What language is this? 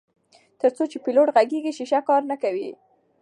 Pashto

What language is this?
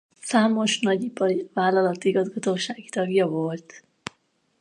Hungarian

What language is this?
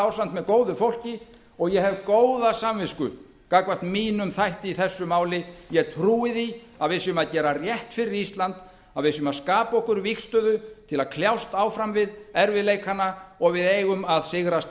Icelandic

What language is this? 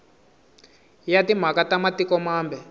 Tsonga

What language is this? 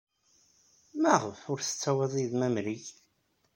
Kabyle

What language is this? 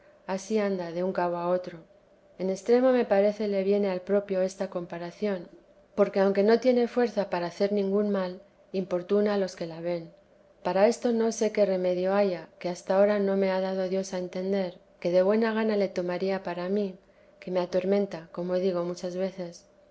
Spanish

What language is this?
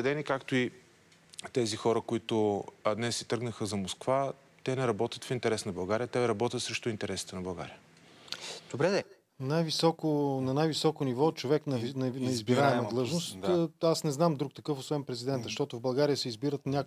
Bulgarian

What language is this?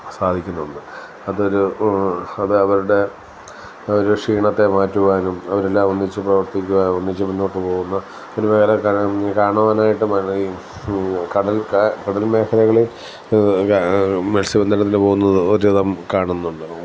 Malayalam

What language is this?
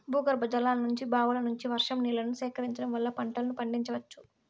Telugu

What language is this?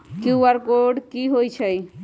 Magahi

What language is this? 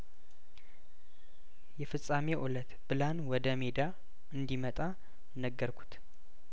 Amharic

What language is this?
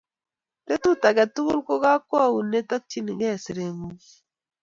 Kalenjin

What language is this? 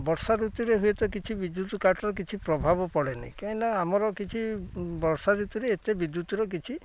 Odia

